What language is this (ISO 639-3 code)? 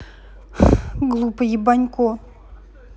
rus